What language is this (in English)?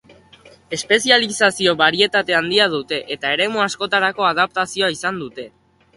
Basque